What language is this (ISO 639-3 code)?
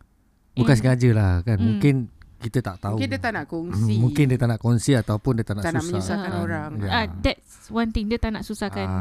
msa